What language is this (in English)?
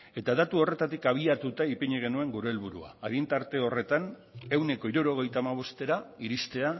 Basque